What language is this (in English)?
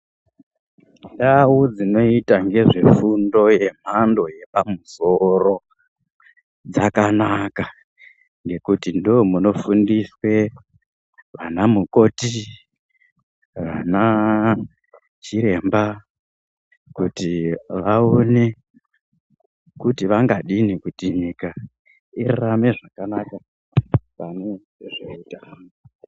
Ndau